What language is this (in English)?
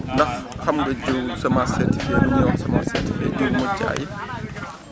Wolof